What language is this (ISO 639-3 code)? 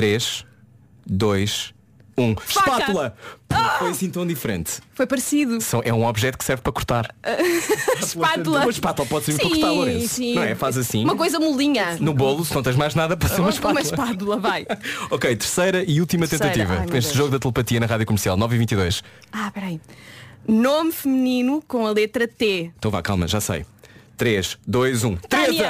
por